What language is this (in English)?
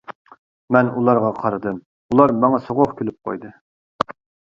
Uyghur